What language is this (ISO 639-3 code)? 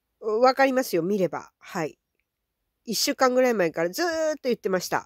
jpn